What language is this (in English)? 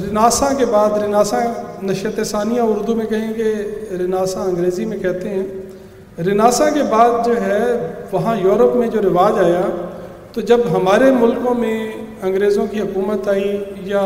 Urdu